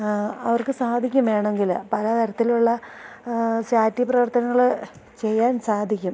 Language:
Malayalam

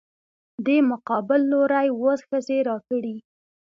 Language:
Pashto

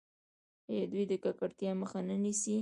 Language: Pashto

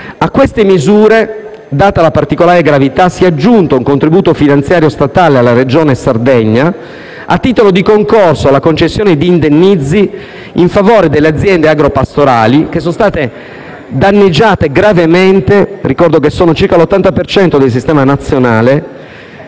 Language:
Italian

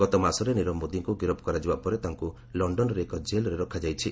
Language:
Odia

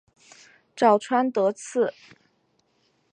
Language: Chinese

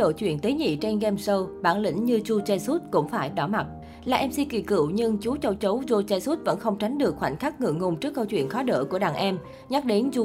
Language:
Vietnamese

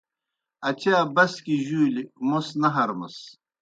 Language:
Kohistani Shina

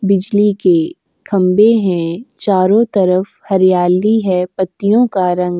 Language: Hindi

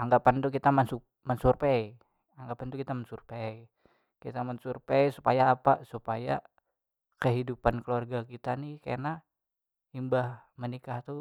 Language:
Banjar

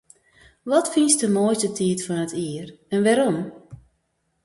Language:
Western Frisian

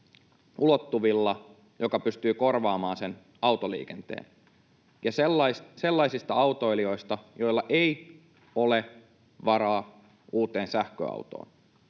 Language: Finnish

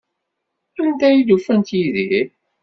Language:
Kabyle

